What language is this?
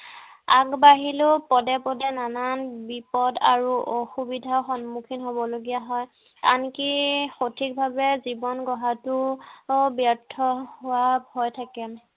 Assamese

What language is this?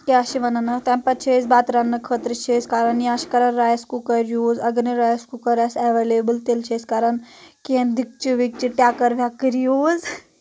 Kashmiri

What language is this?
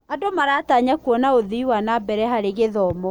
Kikuyu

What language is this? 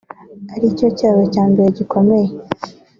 Kinyarwanda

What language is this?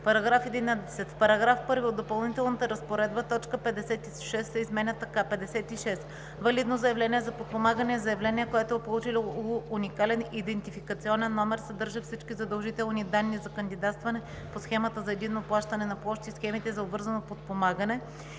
Bulgarian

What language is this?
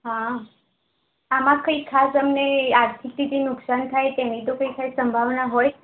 Gujarati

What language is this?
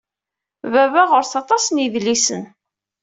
Kabyle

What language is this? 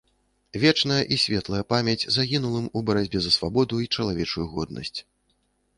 Belarusian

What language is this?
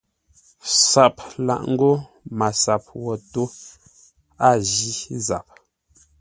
Ngombale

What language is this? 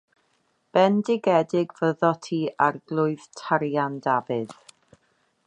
Welsh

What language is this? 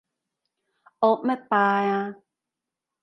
Cantonese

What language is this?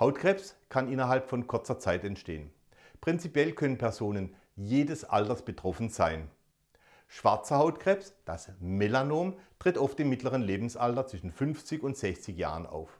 German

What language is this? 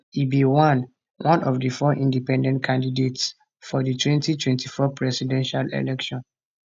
Nigerian Pidgin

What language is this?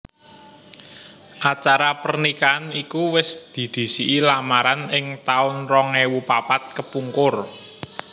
Javanese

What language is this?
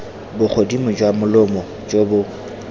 Tswana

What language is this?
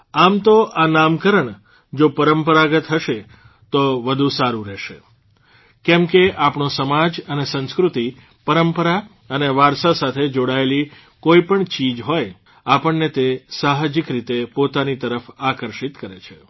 Gujarati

